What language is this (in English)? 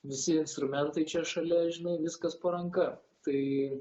Lithuanian